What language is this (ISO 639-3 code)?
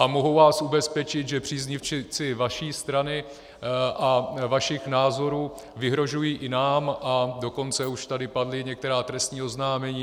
ces